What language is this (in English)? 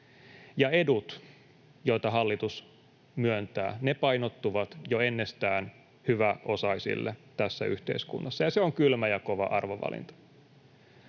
Finnish